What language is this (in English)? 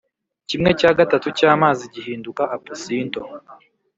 Kinyarwanda